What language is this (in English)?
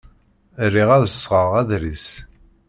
Kabyle